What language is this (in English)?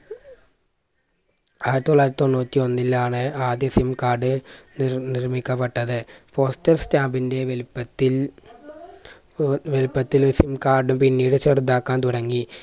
Malayalam